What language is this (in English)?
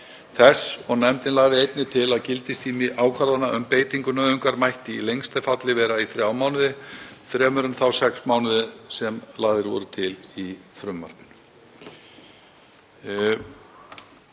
Icelandic